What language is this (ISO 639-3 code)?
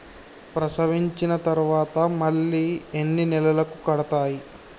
tel